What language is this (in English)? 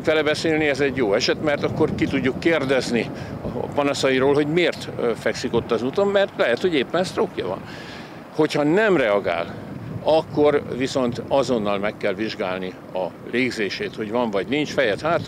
Hungarian